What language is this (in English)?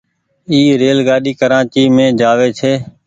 Goaria